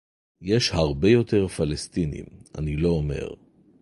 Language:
Hebrew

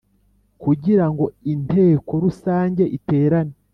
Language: Kinyarwanda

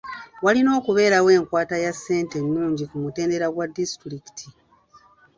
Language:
Ganda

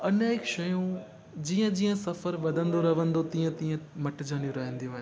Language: Sindhi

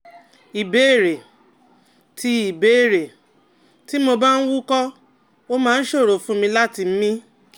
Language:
Yoruba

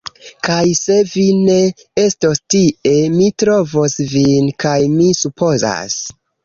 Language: Esperanto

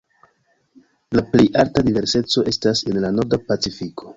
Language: Esperanto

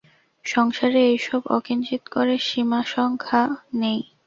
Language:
Bangla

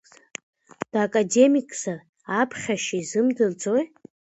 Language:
Abkhazian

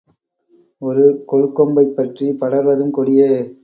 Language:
Tamil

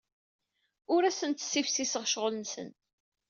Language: Kabyle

